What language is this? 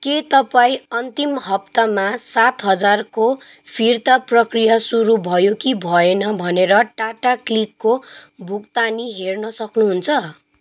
Nepali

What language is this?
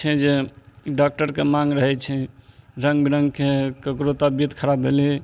Maithili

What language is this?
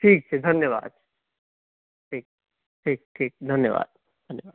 Maithili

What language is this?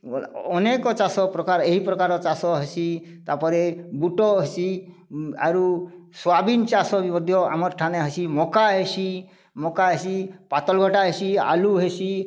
Odia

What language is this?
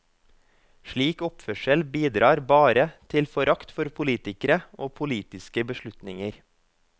Norwegian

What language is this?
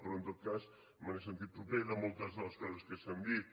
Catalan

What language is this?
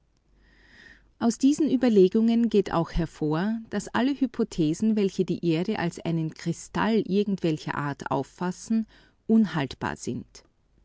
German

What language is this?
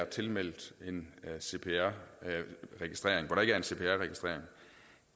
Danish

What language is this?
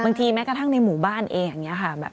Thai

